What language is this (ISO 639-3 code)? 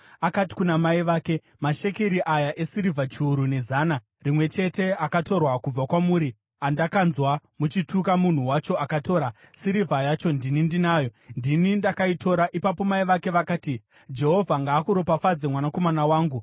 sna